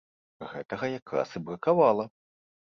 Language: Belarusian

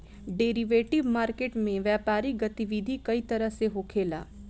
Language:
Bhojpuri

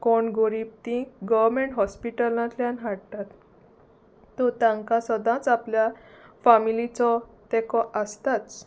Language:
Konkani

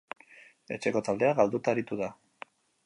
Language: Basque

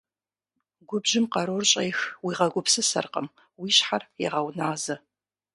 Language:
Kabardian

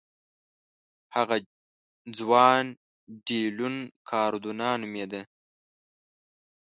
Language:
Pashto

